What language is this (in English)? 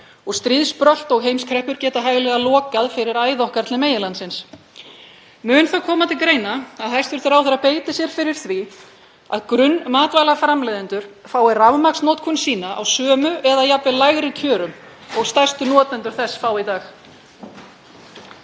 Icelandic